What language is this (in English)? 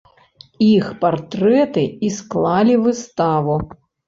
Belarusian